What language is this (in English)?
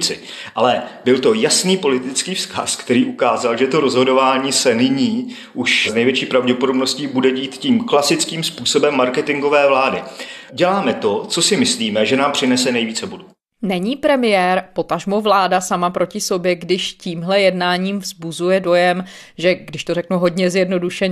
Czech